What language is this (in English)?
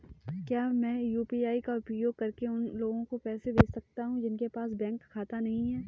Hindi